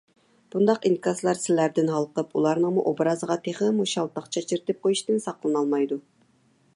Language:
Uyghur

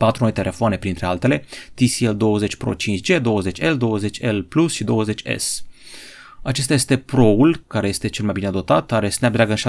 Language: Romanian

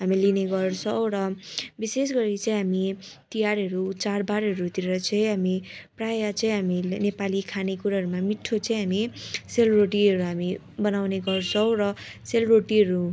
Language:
Nepali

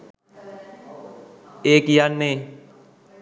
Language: Sinhala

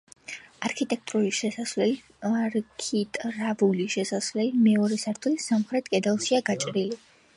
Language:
Georgian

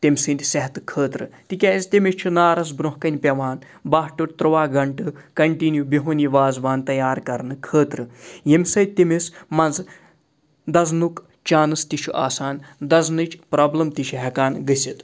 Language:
Kashmiri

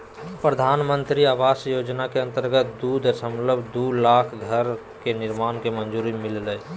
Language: Magahi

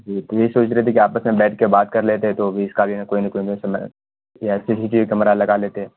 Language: Urdu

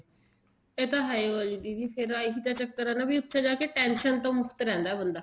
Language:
Punjabi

